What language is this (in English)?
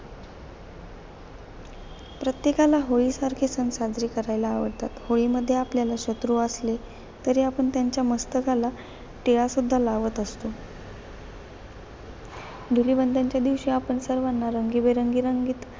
Marathi